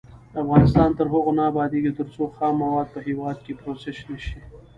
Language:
Pashto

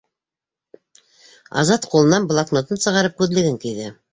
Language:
Bashkir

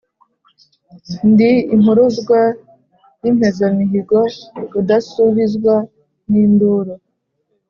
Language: Kinyarwanda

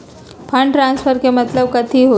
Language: Magahi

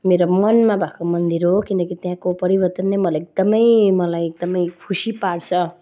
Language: Nepali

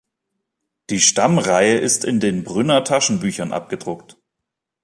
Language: German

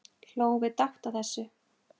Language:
Icelandic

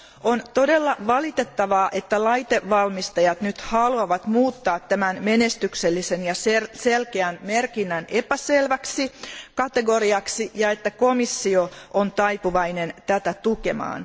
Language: Finnish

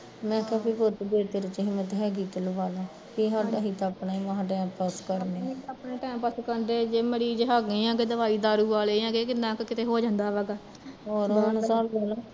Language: Punjabi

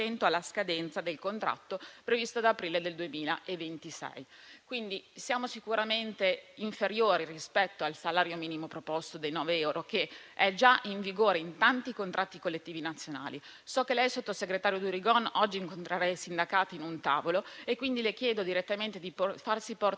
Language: Italian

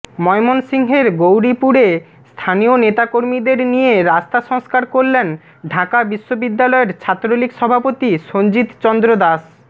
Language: Bangla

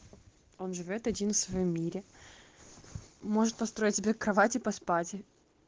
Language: Russian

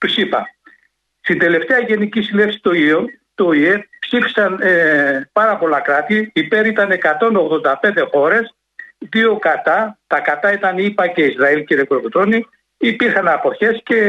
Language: Greek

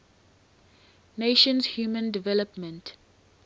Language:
English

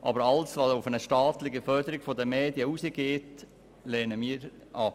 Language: Swiss German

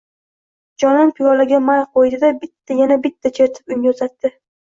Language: Uzbek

